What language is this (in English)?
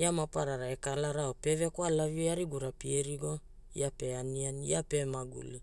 Hula